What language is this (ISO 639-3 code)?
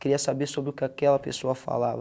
por